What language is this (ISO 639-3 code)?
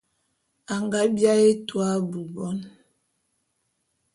bum